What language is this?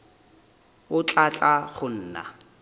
Northern Sotho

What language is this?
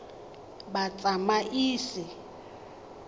Tswana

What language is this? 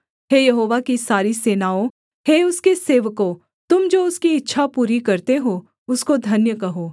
Hindi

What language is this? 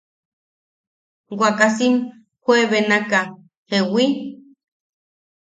Yaqui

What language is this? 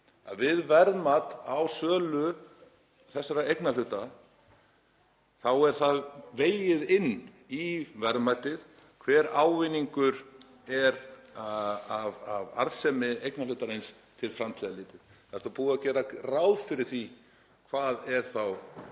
Icelandic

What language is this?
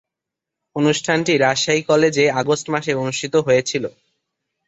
Bangla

